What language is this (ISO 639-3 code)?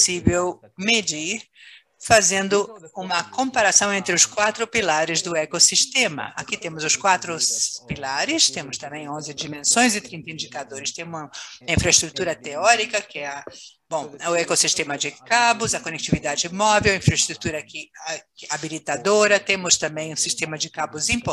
por